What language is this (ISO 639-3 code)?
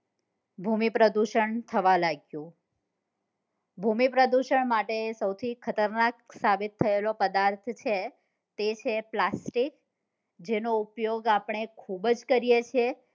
guj